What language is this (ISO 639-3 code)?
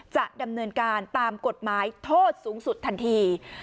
tha